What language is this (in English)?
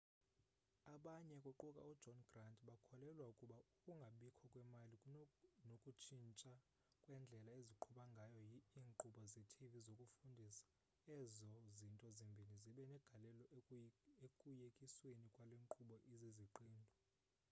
Xhosa